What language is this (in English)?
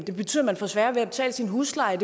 Danish